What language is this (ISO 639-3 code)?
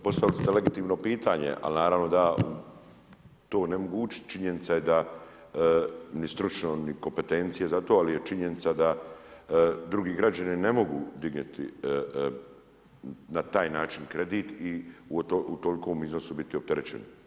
hrv